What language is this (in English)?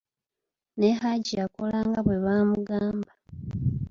Ganda